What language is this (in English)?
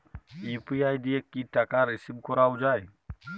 Bangla